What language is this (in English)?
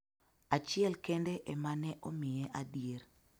Luo (Kenya and Tanzania)